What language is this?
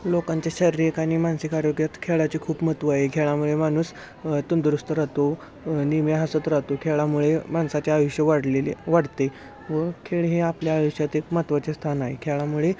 Marathi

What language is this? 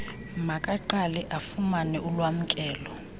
Xhosa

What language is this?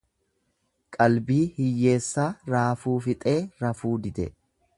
Oromo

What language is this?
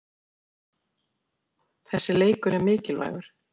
Icelandic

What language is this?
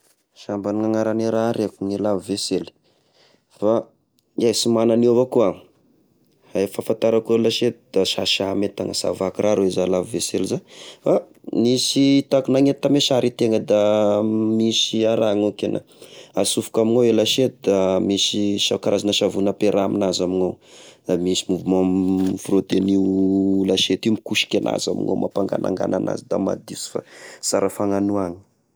Tesaka Malagasy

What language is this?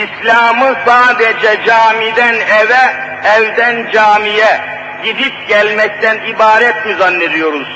Turkish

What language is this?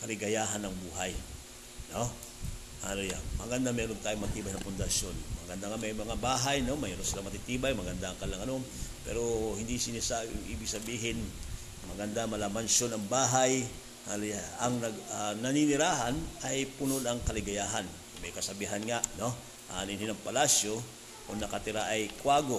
Filipino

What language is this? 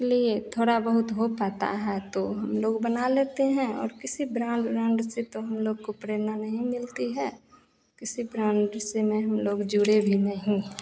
Hindi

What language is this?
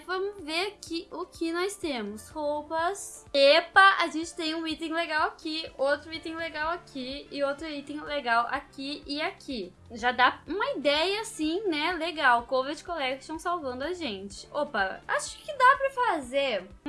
Portuguese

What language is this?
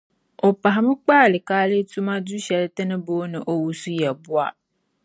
Dagbani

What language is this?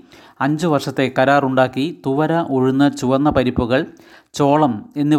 Malayalam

